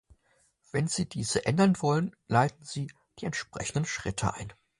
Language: German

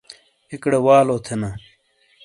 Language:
Shina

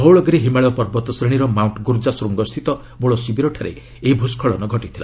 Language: Odia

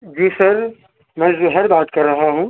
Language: Urdu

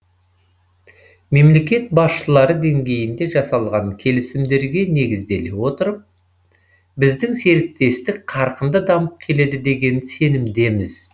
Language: Kazakh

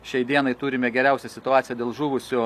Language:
Lithuanian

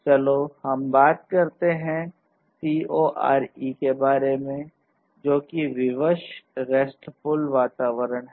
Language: Hindi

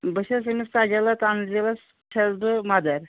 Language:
Kashmiri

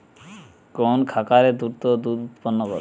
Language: Bangla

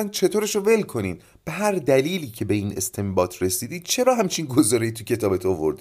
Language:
Persian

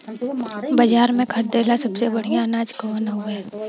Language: Bhojpuri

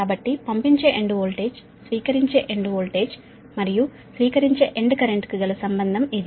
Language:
Telugu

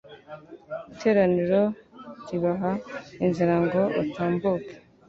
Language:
Kinyarwanda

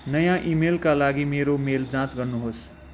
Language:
Nepali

